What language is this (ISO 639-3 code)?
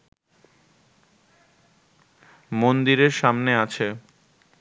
ben